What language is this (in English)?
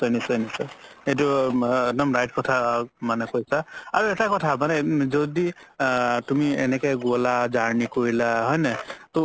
Assamese